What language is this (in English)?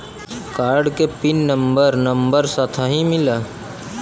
Bhojpuri